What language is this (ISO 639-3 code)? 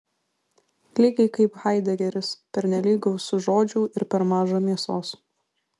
lit